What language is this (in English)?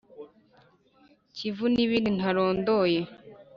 Kinyarwanda